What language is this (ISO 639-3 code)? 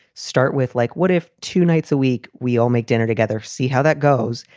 eng